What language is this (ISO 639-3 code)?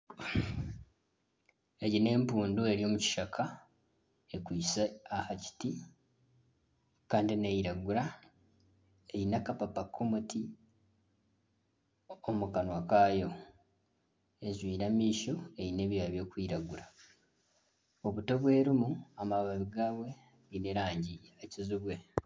nyn